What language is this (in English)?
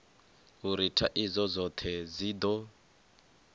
Venda